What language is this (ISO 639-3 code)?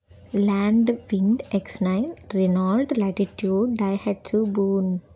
tel